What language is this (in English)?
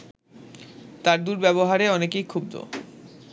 Bangla